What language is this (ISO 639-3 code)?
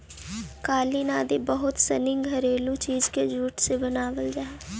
mag